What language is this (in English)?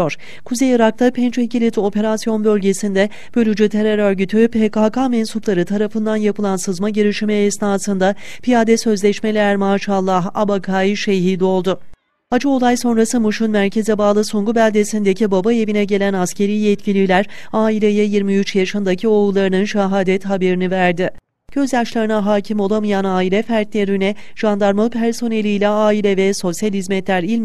Turkish